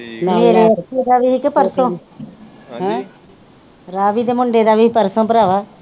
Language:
Punjabi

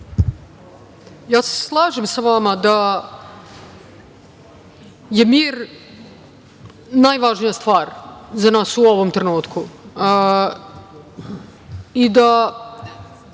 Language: Serbian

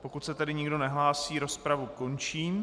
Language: Czech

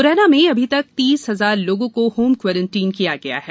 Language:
Hindi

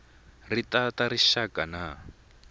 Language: Tsonga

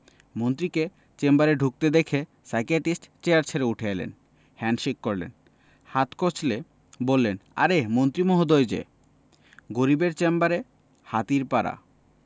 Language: Bangla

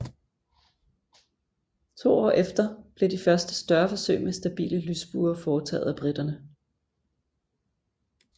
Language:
Danish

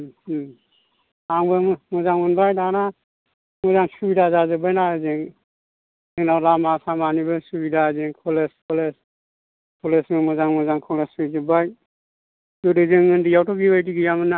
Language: Bodo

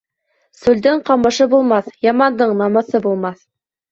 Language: Bashkir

